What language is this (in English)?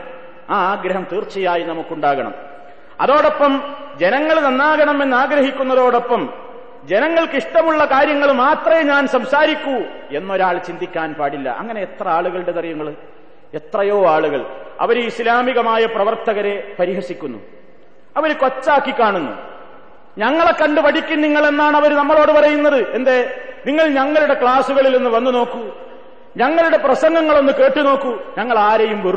Malayalam